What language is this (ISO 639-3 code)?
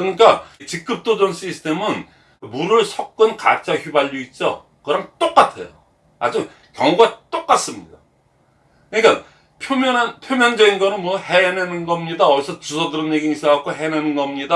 kor